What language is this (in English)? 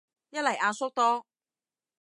Cantonese